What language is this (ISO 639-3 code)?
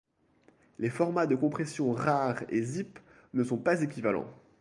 fra